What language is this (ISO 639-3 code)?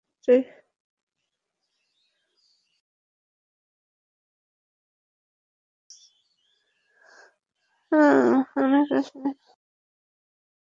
ben